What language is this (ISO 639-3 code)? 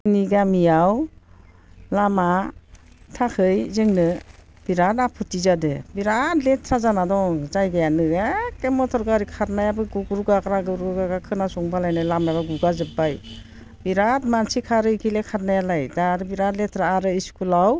brx